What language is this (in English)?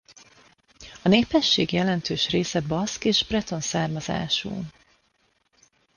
Hungarian